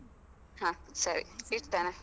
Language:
Kannada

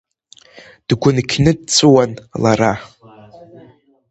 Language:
Abkhazian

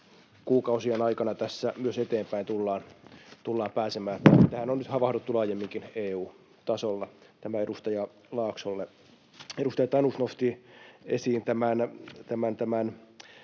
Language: Finnish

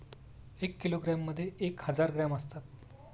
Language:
Marathi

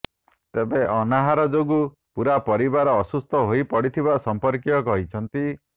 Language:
Odia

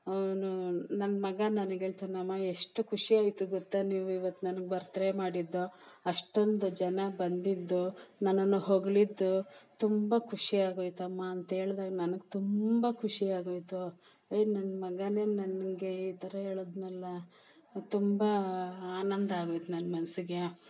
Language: Kannada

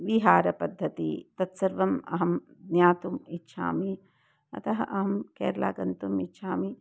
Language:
Sanskrit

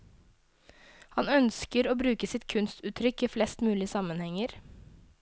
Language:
Norwegian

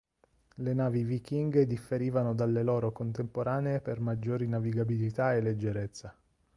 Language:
Italian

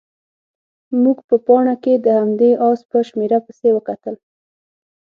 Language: Pashto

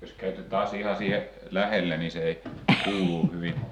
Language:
Finnish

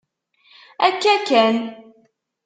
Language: Kabyle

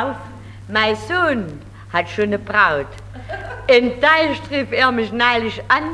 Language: German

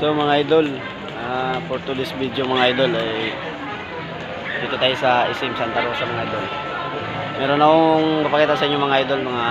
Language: Filipino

